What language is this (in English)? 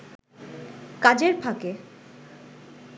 Bangla